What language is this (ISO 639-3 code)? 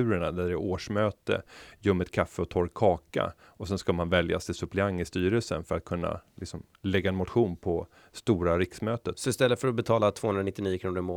swe